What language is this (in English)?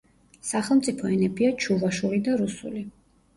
Georgian